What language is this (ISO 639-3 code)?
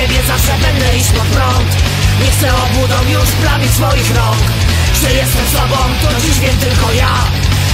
pol